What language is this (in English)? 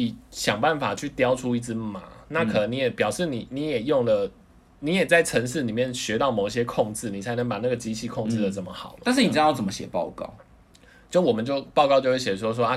Chinese